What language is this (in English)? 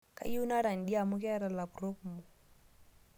Masai